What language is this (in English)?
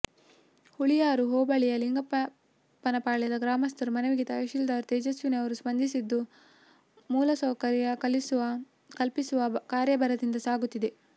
Kannada